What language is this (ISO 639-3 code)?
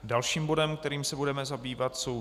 ces